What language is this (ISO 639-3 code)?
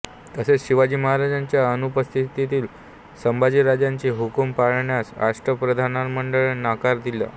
mar